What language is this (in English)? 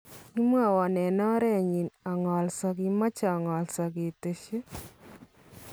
Kalenjin